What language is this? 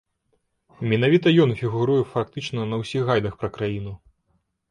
Belarusian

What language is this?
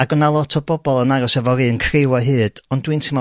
Welsh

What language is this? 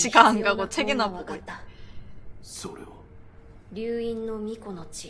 Korean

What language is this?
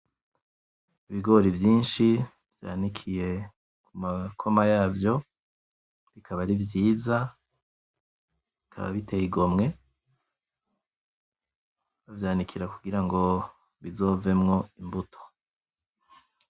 Rundi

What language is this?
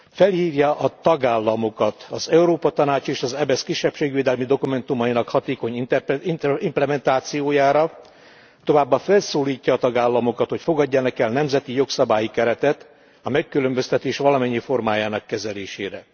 Hungarian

